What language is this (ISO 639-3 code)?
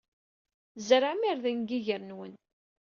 kab